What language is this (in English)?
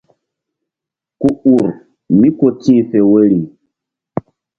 Mbum